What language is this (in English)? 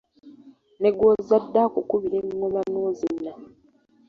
Ganda